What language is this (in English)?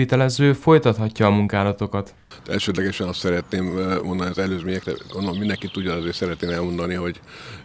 Hungarian